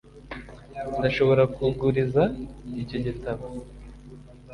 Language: Kinyarwanda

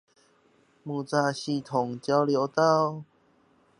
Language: Chinese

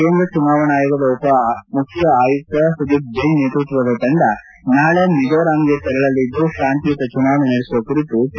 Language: Kannada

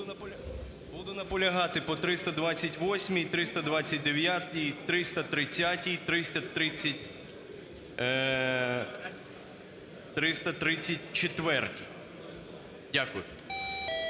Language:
Ukrainian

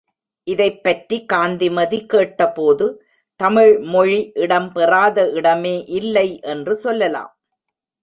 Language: Tamil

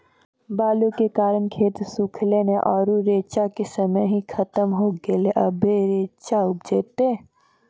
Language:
Maithili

